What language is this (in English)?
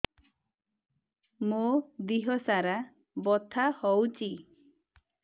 Odia